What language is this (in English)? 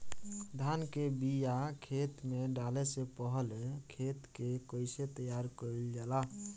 Bhojpuri